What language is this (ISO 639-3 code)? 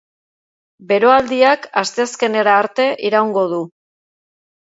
eus